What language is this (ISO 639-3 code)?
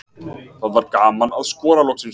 isl